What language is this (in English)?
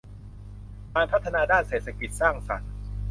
Thai